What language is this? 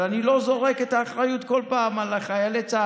Hebrew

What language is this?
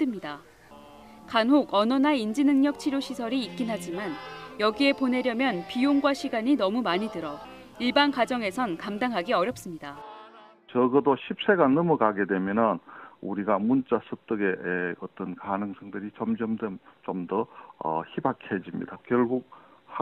Korean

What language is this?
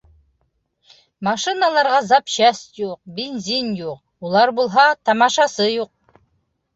Bashkir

